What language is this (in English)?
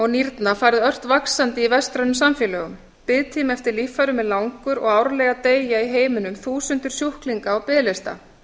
Icelandic